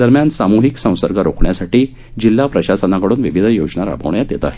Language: Marathi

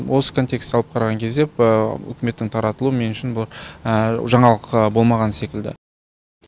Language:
Kazakh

